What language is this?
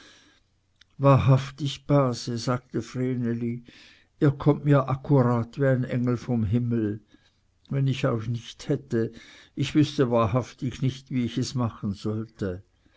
German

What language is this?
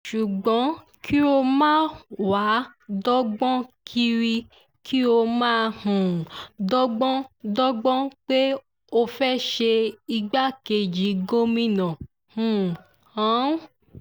Yoruba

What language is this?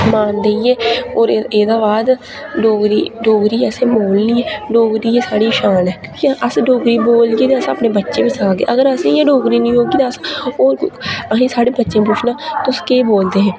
Dogri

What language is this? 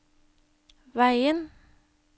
Norwegian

